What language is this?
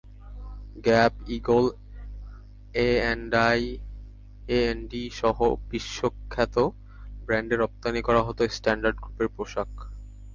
Bangla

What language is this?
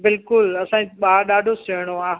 Sindhi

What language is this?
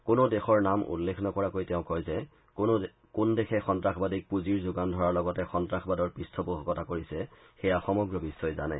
Assamese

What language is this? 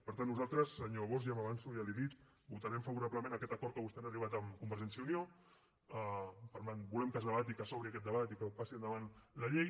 Catalan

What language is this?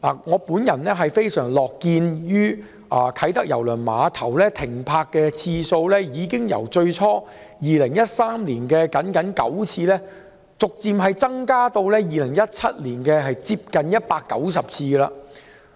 Cantonese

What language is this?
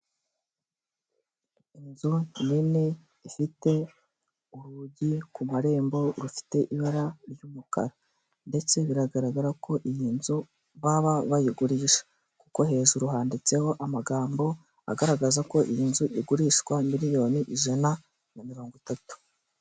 Kinyarwanda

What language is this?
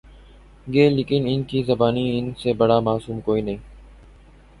Urdu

